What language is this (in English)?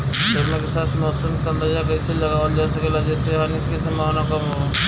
Bhojpuri